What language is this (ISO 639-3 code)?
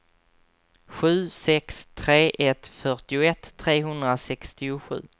swe